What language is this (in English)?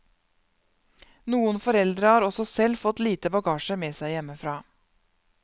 Norwegian